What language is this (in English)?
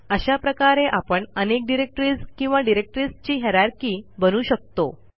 Marathi